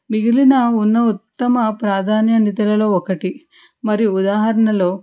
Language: Telugu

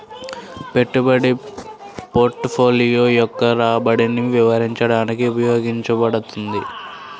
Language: Telugu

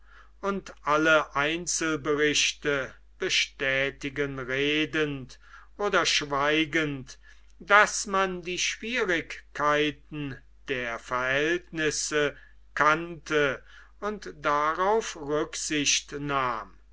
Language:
German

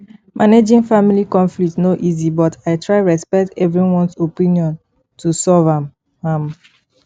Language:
Nigerian Pidgin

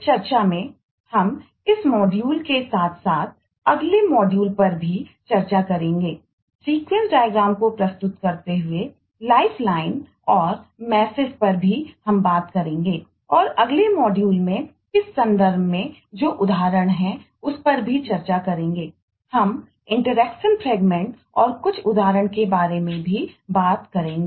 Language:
Hindi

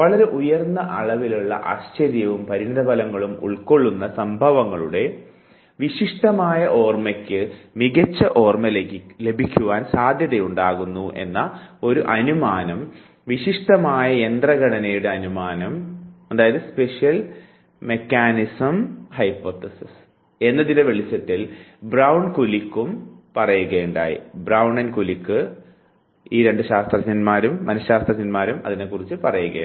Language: Malayalam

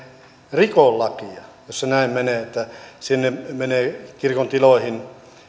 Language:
Finnish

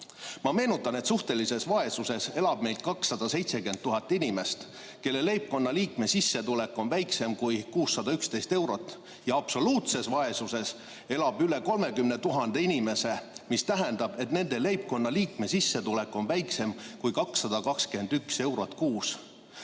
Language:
Estonian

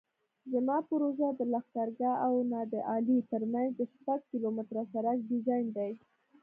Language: Pashto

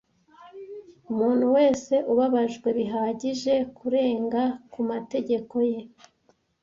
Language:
Kinyarwanda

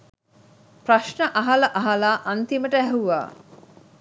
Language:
Sinhala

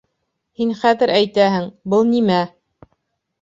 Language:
Bashkir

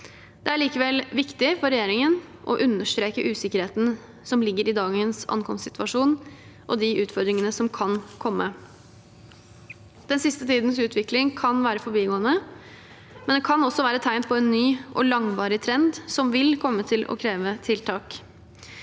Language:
Norwegian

